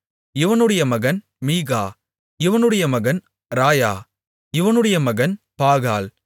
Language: Tamil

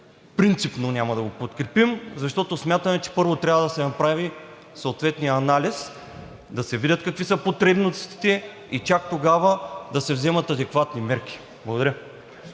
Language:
Bulgarian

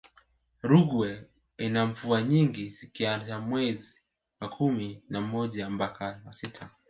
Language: Swahili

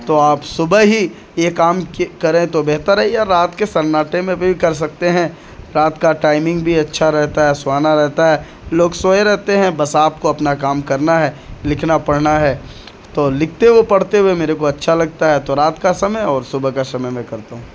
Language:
Urdu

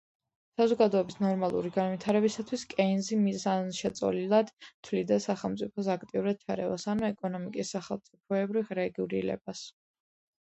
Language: Georgian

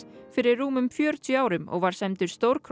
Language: Icelandic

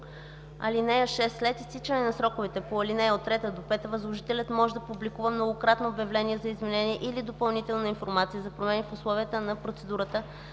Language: Bulgarian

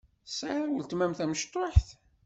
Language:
Kabyle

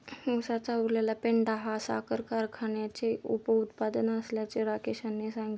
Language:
Marathi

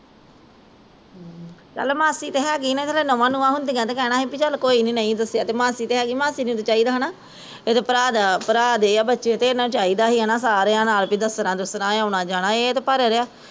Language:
Punjabi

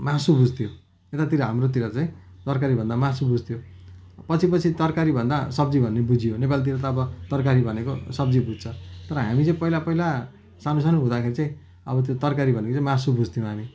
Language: Nepali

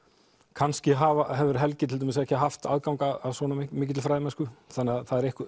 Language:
Icelandic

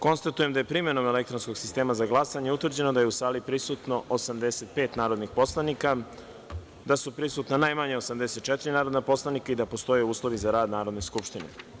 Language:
Serbian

